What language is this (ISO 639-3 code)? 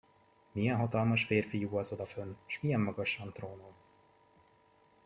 hun